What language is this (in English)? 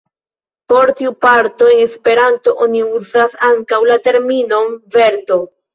Esperanto